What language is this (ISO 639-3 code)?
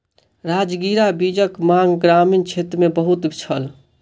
mai